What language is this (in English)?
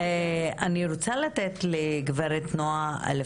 Hebrew